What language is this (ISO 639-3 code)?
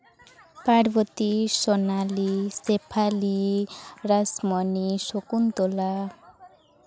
sat